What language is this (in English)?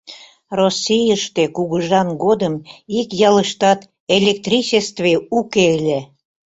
Mari